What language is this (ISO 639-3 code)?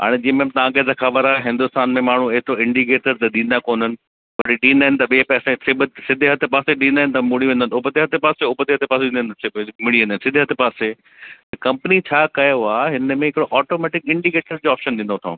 snd